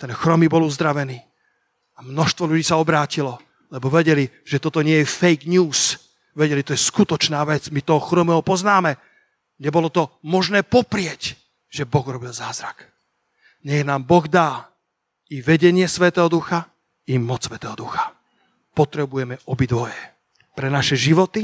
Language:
Slovak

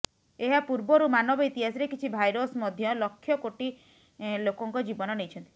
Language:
Odia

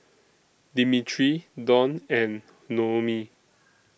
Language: English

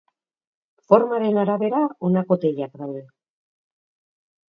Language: Basque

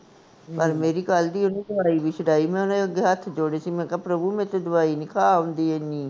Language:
Punjabi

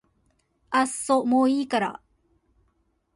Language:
Japanese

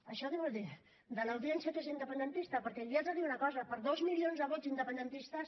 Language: Catalan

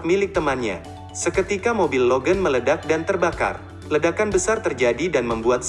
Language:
Indonesian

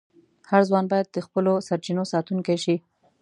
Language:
Pashto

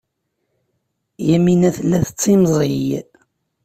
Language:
Kabyle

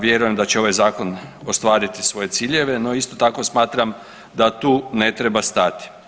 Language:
Croatian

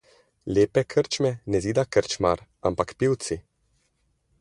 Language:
Slovenian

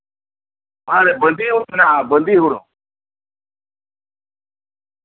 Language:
Santali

